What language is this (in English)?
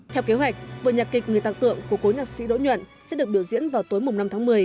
Vietnamese